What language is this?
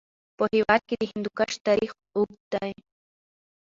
Pashto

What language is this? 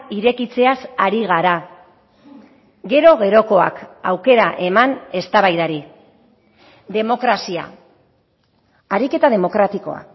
Basque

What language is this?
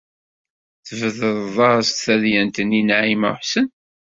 Kabyle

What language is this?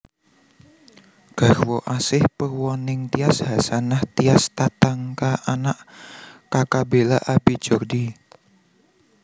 Javanese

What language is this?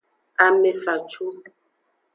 Aja (Benin)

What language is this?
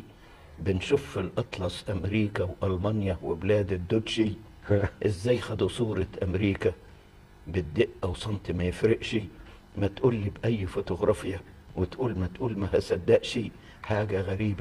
Arabic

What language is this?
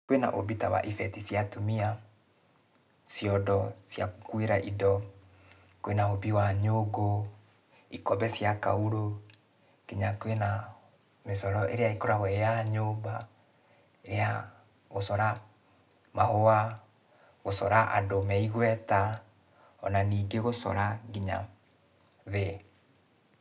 Kikuyu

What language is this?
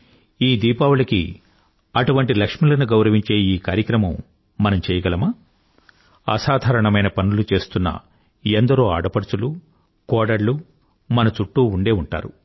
Telugu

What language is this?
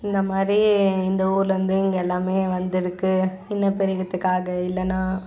Tamil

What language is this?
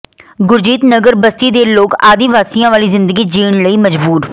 Punjabi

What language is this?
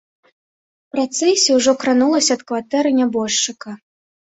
Belarusian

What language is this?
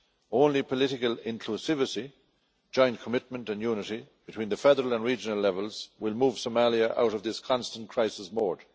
English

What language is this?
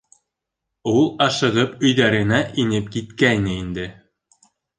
Bashkir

